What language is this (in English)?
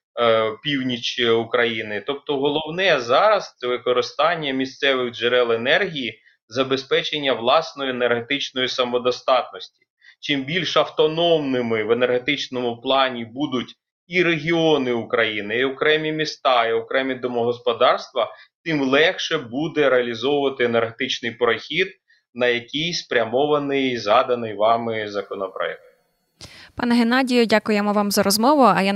Ukrainian